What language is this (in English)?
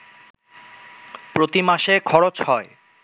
Bangla